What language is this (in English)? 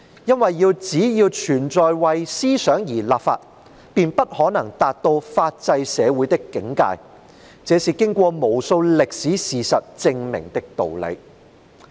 Cantonese